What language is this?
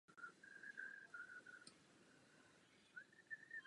Czech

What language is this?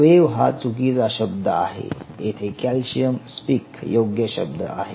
Marathi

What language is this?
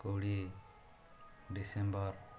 Odia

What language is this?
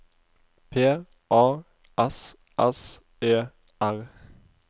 Norwegian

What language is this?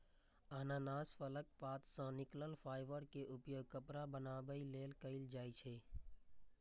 Maithili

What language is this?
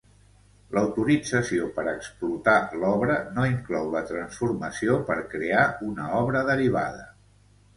Catalan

